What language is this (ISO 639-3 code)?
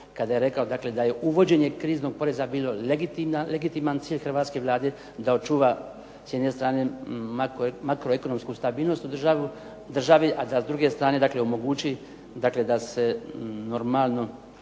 hrv